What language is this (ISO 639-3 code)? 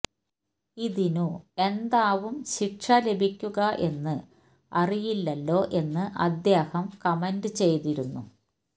mal